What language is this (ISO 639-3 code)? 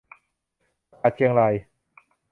tha